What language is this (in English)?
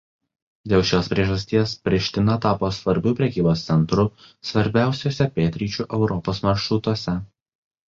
Lithuanian